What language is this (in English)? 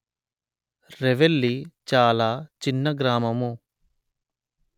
Telugu